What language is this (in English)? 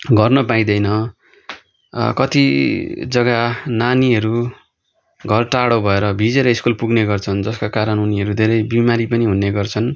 Nepali